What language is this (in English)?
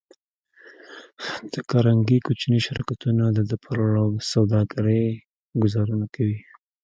Pashto